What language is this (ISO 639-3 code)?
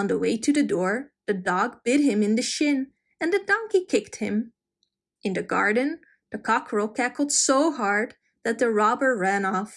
eng